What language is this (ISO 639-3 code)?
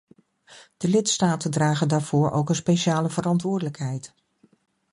nld